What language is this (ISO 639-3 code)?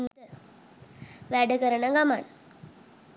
sin